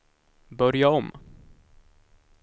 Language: Swedish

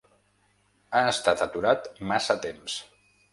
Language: Catalan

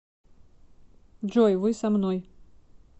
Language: Russian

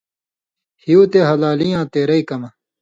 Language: Indus Kohistani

